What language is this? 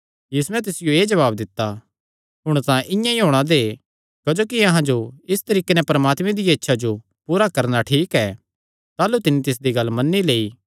Kangri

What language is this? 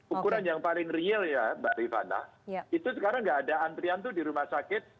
Indonesian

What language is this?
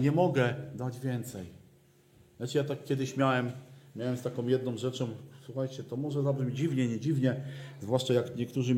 Polish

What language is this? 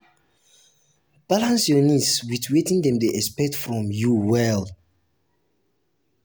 Nigerian Pidgin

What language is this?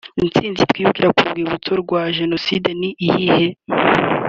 Kinyarwanda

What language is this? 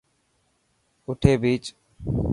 Dhatki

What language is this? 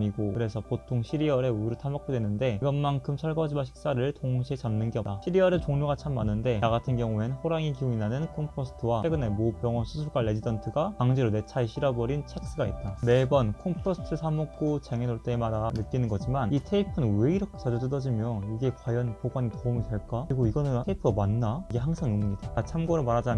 Korean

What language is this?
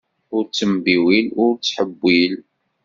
Kabyle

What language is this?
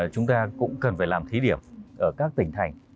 Vietnamese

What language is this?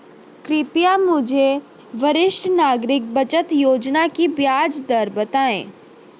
Hindi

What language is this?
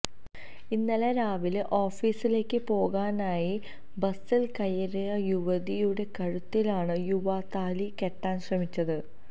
Malayalam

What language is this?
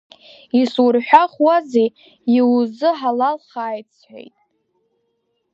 Abkhazian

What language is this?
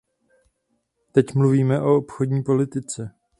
Czech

